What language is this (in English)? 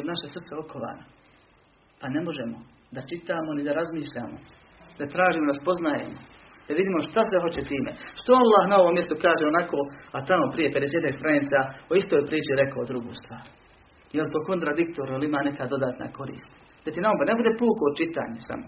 Croatian